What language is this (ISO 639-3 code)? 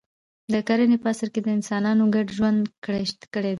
pus